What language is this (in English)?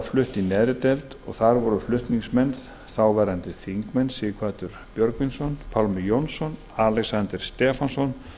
Icelandic